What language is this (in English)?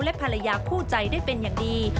Thai